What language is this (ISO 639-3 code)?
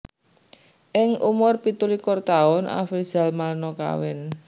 jav